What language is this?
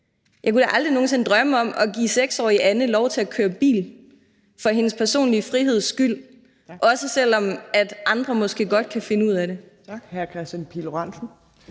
Danish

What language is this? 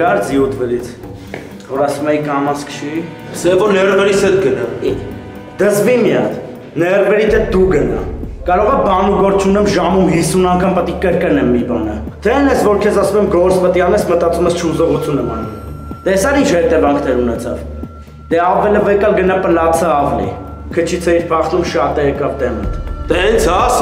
Turkish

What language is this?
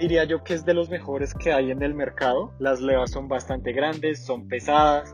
Spanish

